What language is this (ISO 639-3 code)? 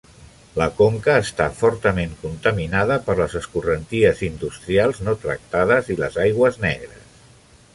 cat